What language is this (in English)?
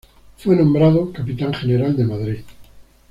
Spanish